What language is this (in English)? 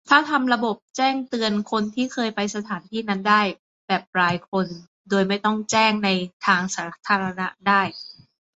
Thai